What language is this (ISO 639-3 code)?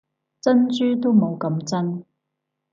yue